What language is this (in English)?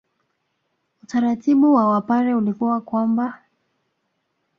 Swahili